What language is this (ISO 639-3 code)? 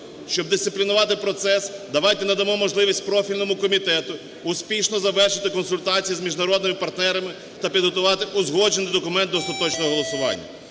ukr